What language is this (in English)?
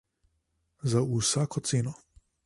Slovenian